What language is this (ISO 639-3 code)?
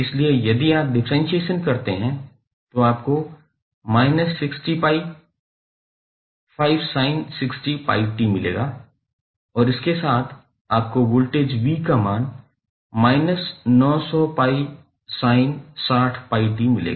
hin